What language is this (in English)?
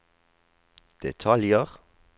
Norwegian